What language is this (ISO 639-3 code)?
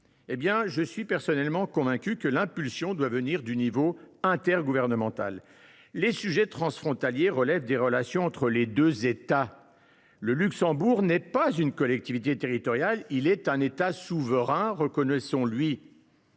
fra